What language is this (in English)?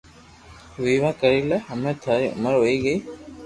Loarki